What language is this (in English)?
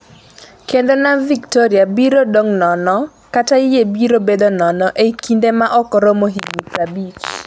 Luo (Kenya and Tanzania)